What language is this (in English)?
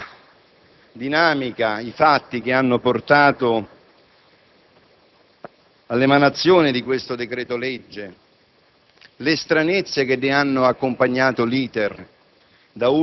Italian